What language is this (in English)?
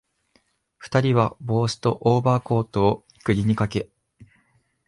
Japanese